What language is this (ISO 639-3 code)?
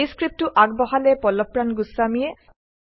asm